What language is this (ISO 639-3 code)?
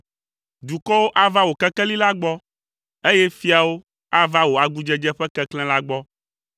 ewe